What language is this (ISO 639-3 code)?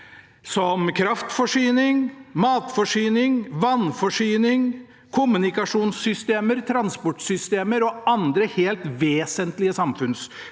nor